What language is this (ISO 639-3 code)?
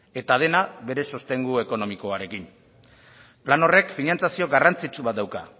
eus